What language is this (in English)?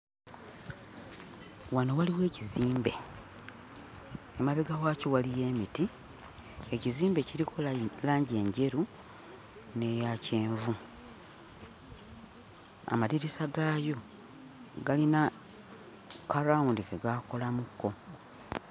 Ganda